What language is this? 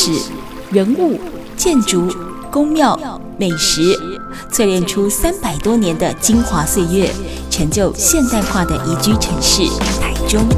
Chinese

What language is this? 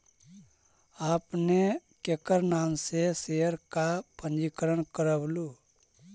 Magahi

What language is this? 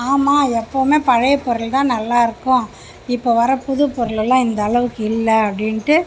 Tamil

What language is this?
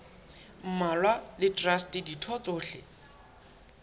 Southern Sotho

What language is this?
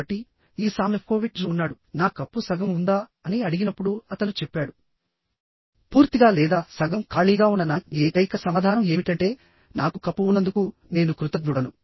Telugu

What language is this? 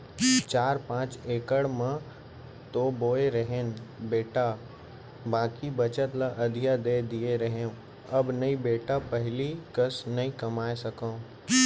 Chhattisgarhi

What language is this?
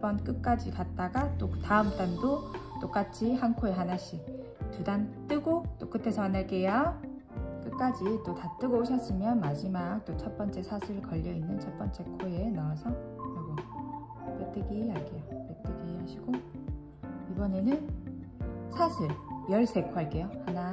Korean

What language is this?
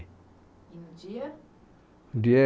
Portuguese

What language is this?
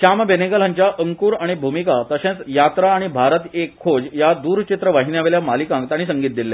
Konkani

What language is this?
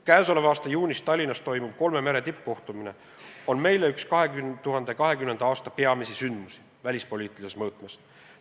Estonian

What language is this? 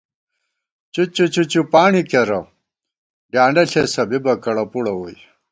Gawar-Bati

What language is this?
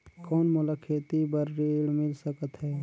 Chhattisgarhi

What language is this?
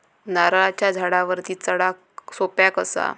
Marathi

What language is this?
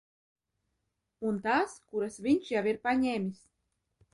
Latvian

